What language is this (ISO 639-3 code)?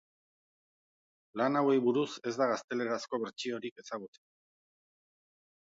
eus